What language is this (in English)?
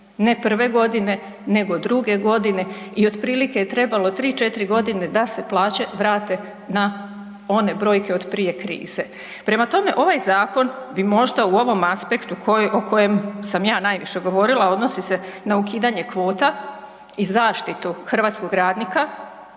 Croatian